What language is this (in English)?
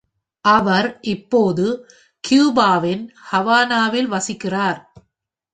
Tamil